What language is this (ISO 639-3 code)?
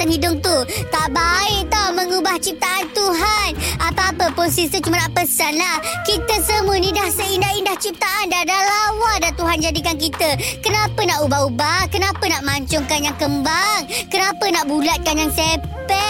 msa